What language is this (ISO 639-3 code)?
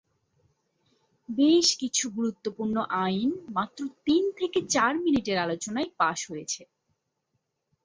ben